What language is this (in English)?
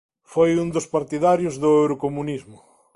Galician